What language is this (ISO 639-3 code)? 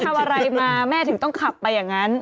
tha